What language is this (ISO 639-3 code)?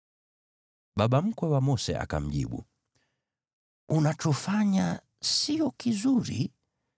swa